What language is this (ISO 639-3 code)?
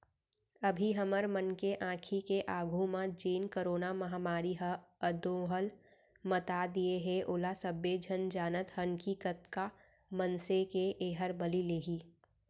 hne